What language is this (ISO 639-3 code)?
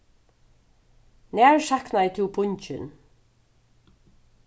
fao